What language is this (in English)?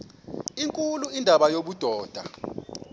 Xhosa